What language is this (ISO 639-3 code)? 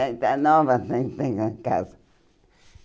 por